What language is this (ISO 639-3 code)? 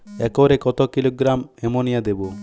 ben